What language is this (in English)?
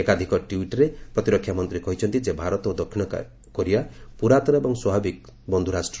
Odia